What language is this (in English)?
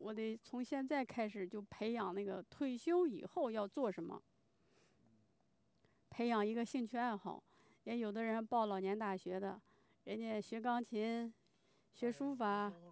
Chinese